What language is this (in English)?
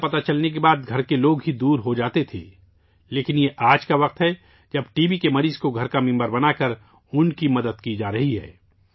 Urdu